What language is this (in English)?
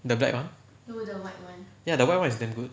English